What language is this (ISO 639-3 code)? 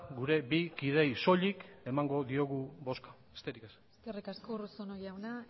eus